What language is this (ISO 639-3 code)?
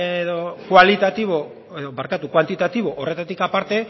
eus